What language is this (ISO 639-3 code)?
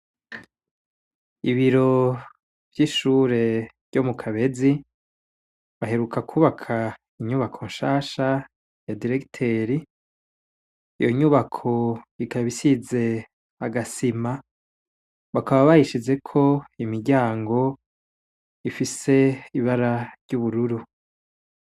run